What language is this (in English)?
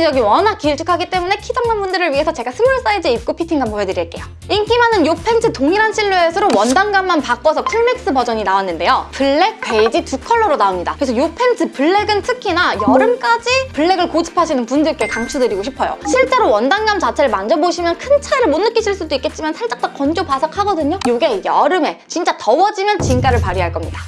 Korean